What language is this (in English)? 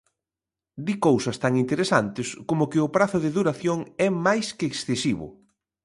Galician